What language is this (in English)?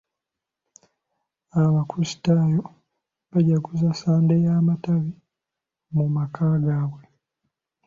Ganda